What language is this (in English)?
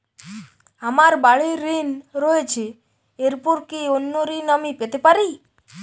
Bangla